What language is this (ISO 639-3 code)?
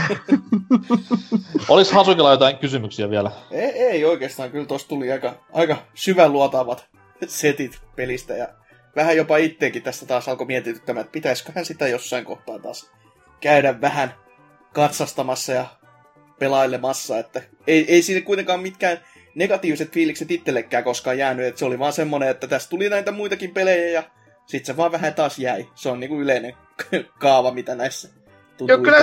fin